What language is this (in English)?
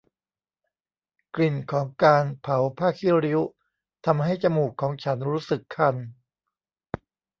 Thai